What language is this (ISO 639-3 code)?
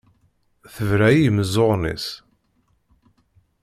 kab